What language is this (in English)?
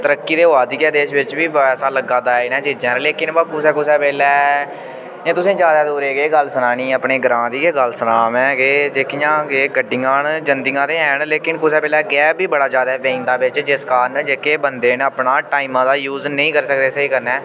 Dogri